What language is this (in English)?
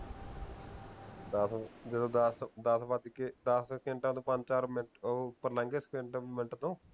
Punjabi